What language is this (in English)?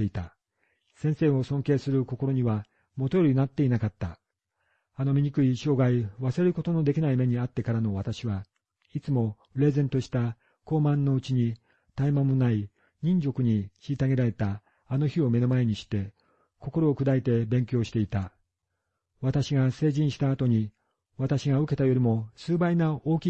Japanese